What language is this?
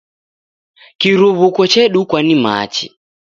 Taita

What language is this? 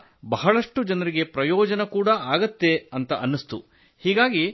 Kannada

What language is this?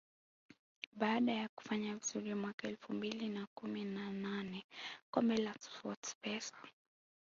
Swahili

